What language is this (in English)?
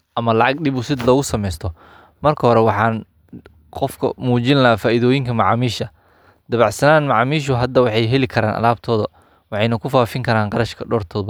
Somali